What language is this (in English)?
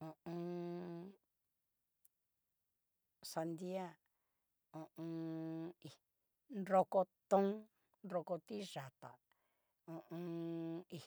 Cacaloxtepec Mixtec